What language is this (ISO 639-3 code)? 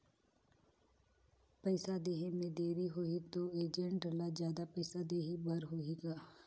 hne